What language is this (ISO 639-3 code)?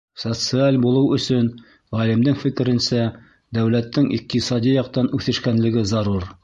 bak